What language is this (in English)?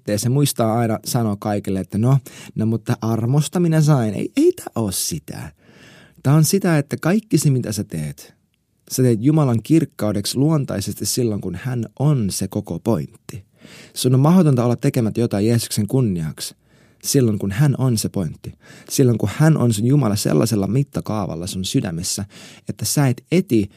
Finnish